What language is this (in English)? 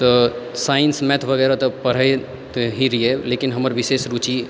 Maithili